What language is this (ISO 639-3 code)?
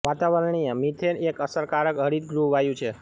guj